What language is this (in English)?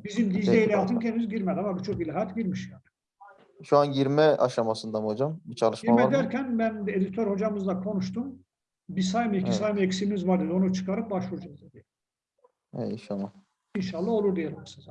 Turkish